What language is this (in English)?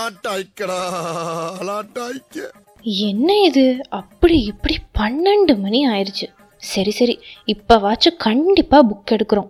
Tamil